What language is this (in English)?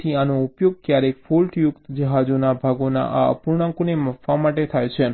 Gujarati